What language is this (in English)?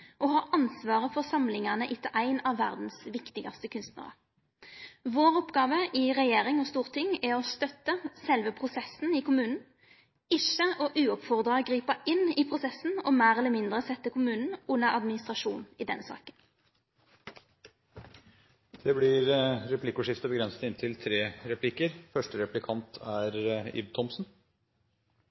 Norwegian